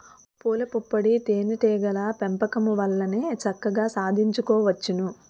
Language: Telugu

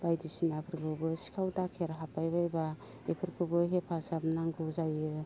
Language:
Bodo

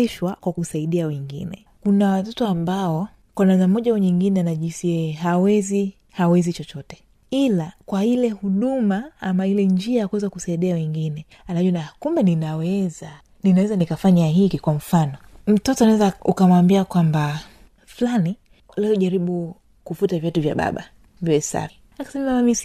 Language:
Swahili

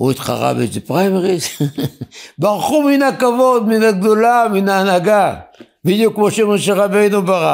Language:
Hebrew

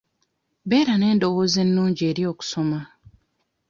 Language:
Ganda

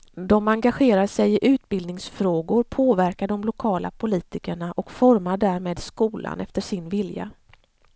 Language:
Swedish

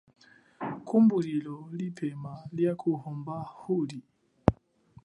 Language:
Chokwe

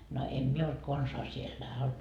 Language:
Finnish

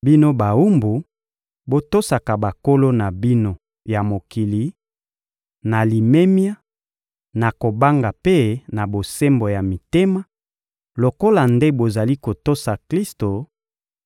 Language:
Lingala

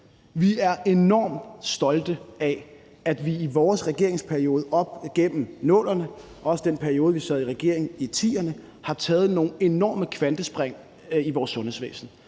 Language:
Danish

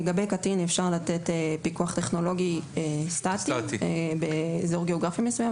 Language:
Hebrew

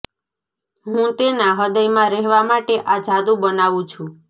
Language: Gujarati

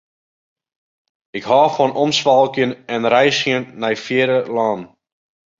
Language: Western Frisian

